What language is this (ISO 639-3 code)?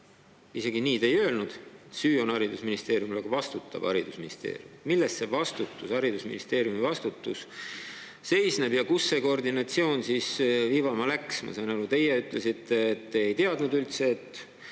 est